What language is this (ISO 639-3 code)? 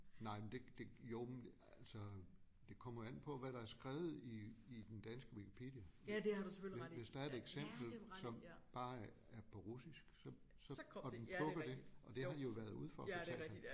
dan